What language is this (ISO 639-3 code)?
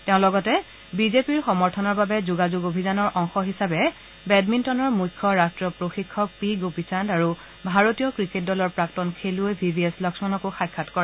asm